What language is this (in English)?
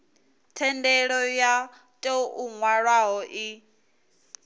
Venda